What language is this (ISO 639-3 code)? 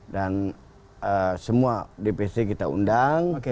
ind